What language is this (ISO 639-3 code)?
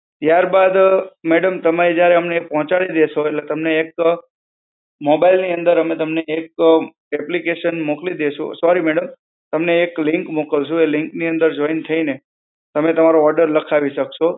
guj